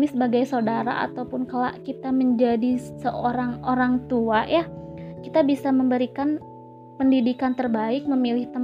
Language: Indonesian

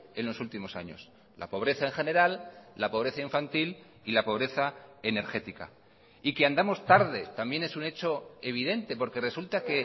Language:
Spanish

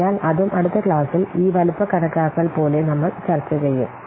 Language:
Malayalam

